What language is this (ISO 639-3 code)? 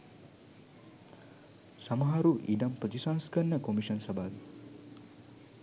sin